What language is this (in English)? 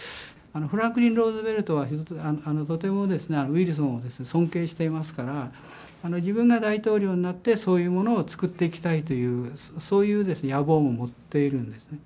Japanese